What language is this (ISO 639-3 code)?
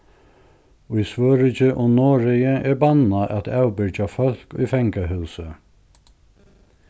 fao